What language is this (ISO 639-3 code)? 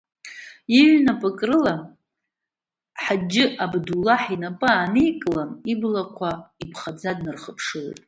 abk